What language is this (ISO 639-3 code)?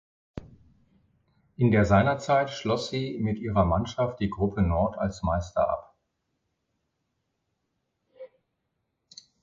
deu